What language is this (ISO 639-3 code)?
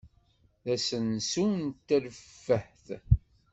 kab